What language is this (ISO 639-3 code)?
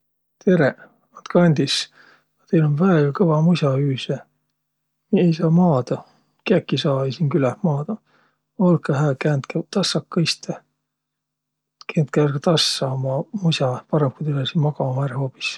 vro